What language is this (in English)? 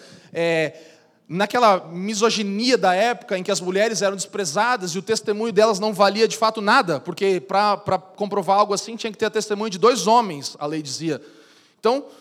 Portuguese